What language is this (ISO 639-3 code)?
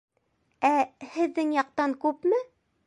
bak